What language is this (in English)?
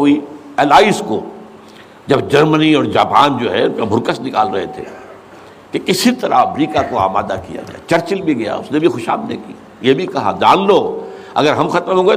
Urdu